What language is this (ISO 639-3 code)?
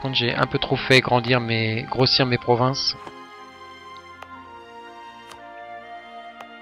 fra